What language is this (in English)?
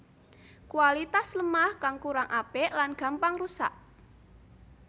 Javanese